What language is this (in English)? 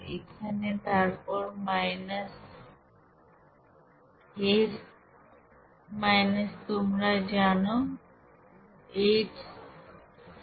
Bangla